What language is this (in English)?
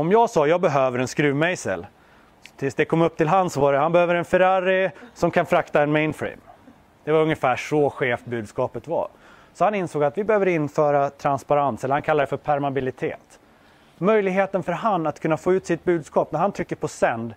Swedish